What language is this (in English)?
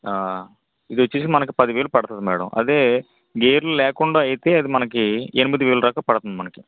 Telugu